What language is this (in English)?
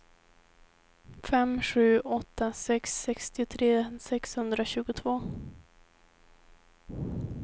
Swedish